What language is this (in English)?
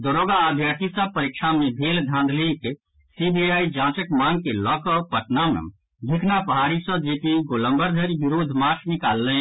Maithili